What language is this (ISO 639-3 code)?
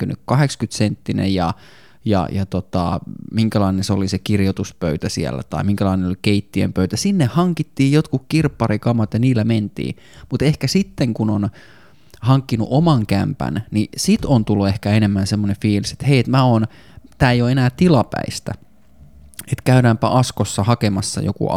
fin